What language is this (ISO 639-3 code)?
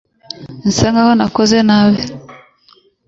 kin